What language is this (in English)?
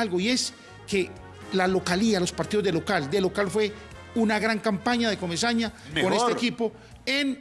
Spanish